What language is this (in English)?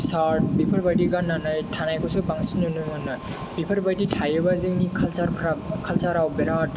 Bodo